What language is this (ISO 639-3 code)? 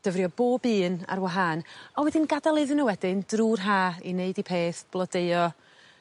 cym